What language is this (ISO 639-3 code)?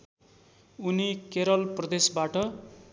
nep